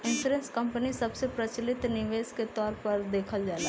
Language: Bhojpuri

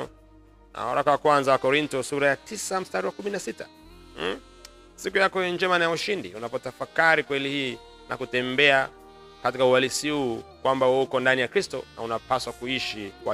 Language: Swahili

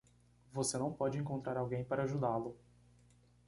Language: Portuguese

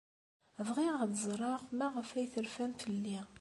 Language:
Kabyle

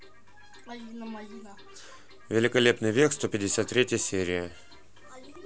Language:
Russian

